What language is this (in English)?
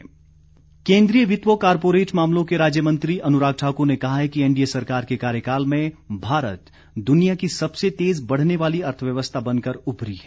Hindi